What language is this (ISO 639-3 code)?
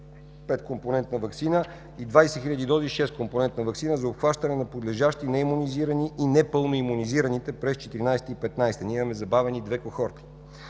bul